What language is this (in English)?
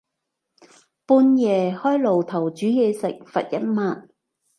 Cantonese